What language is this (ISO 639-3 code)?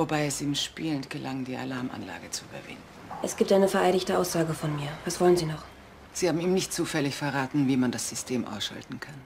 deu